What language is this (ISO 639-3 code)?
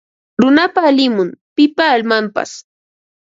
qva